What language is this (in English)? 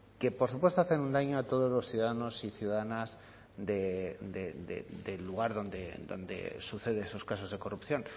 Spanish